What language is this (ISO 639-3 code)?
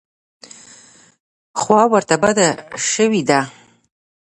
pus